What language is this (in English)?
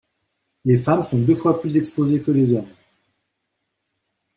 French